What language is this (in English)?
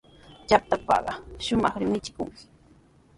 Sihuas Ancash Quechua